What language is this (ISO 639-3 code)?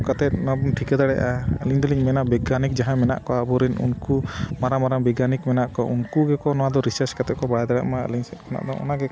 sat